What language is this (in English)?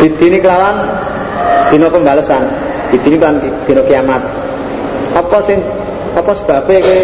Indonesian